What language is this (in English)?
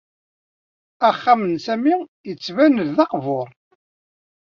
Kabyle